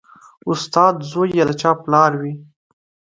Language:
Pashto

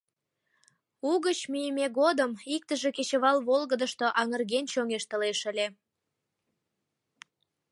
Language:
Mari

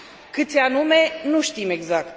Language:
Romanian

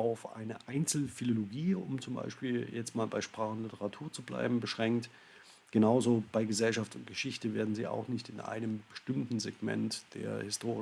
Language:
German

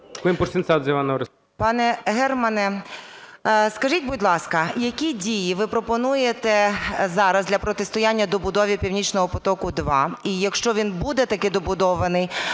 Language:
Ukrainian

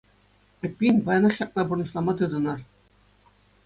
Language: Chuvash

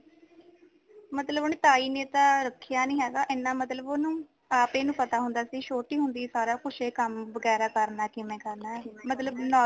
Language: Punjabi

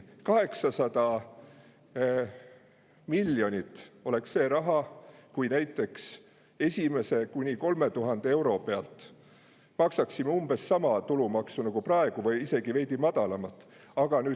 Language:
Estonian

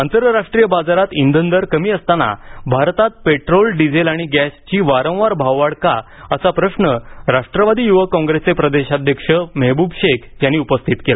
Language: Marathi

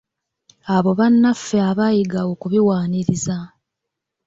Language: Ganda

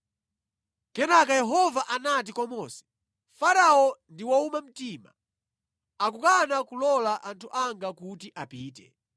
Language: Nyanja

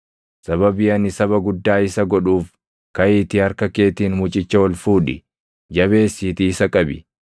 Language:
Oromo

